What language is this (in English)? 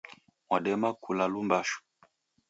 Taita